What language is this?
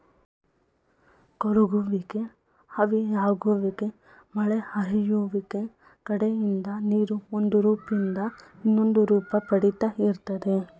Kannada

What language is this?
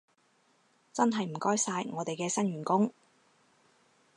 Cantonese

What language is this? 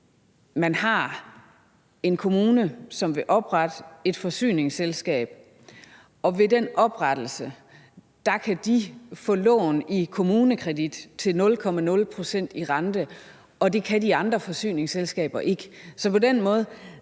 Danish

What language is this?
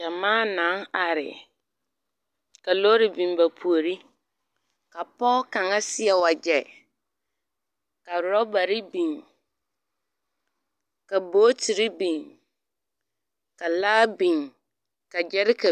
Southern Dagaare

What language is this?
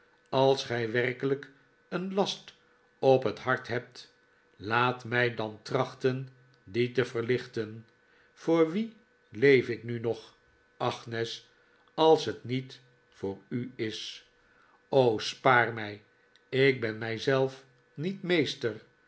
Dutch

